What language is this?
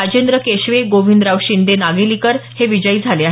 Marathi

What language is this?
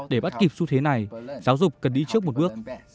Vietnamese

